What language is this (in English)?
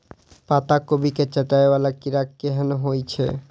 Maithili